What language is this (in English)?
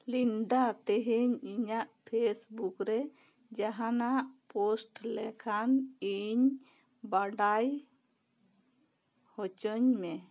Santali